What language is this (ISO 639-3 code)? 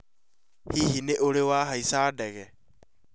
kik